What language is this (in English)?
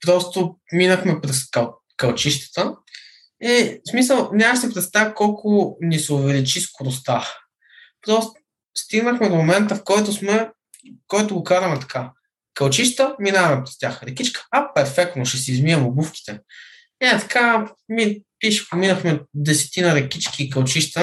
Bulgarian